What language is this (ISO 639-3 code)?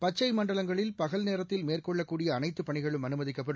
tam